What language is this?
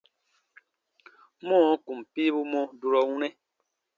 Baatonum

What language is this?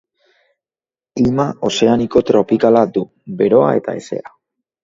Basque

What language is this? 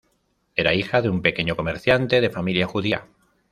Spanish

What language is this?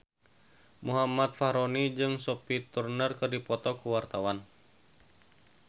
Sundanese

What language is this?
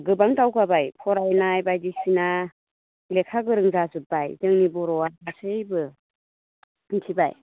Bodo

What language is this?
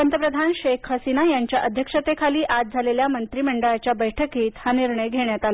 Marathi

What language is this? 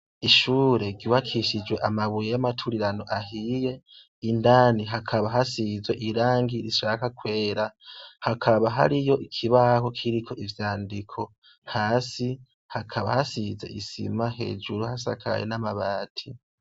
Rundi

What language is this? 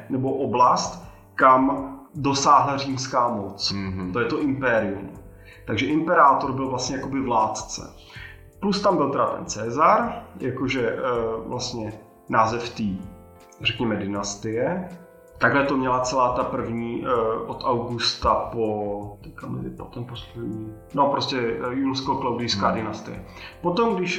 Czech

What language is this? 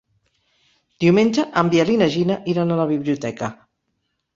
Catalan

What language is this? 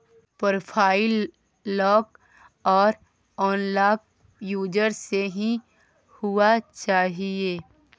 Maithili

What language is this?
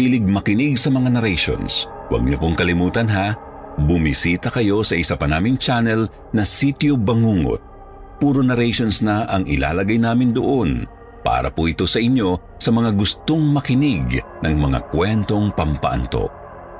Filipino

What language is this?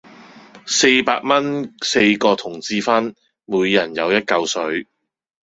Cantonese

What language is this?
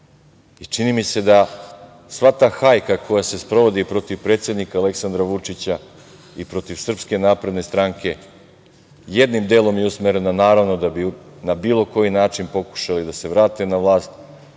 Serbian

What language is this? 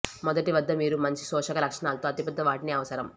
Telugu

